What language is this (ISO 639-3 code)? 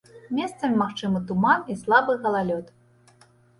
bel